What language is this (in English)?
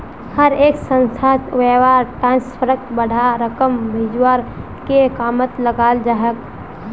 Magahi